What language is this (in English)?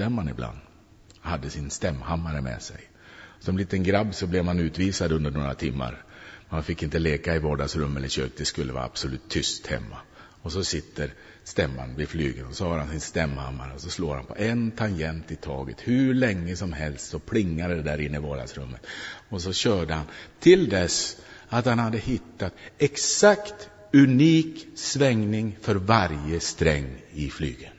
Swedish